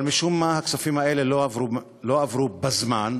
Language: Hebrew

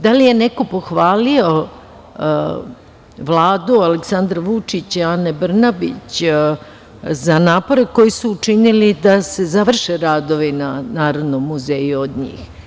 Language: Serbian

